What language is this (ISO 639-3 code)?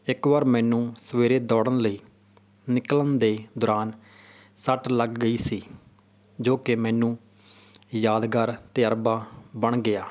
pan